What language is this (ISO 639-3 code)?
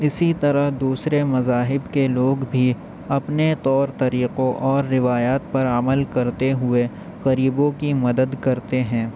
urd